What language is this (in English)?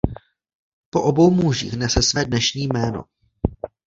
Czech